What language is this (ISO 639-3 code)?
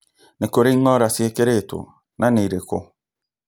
kik